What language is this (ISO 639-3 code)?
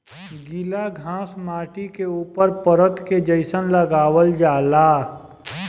bho